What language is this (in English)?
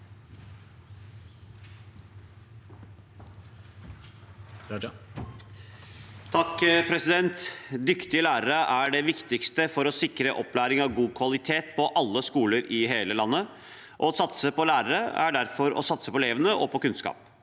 Norwegian